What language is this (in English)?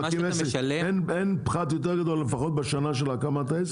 Hebrew